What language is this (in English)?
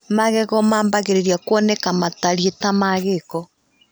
Kikuyu